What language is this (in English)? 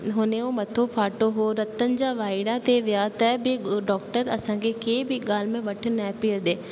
Sindhi